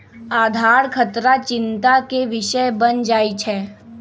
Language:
Magahi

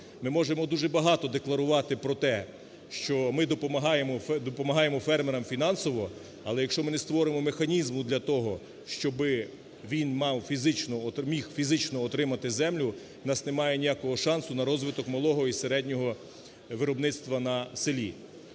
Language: Ukrainian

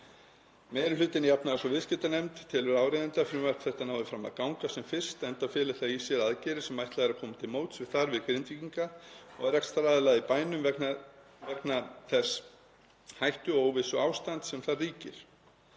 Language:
Icelandic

